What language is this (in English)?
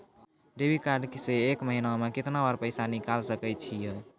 Maithili